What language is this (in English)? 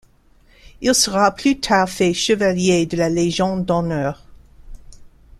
French